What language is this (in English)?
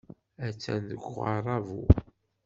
Kabyle